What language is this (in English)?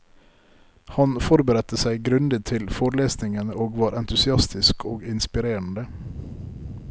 Norwegian